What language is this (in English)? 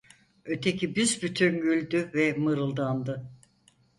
Turkish